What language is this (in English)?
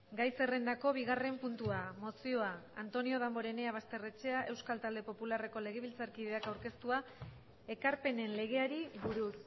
Basque